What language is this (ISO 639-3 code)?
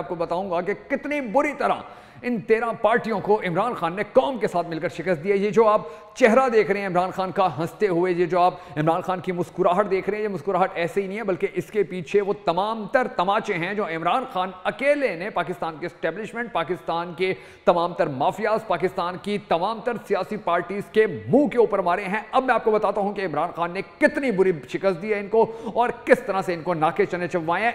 hin